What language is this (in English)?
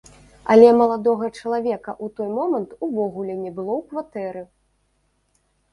Belarusian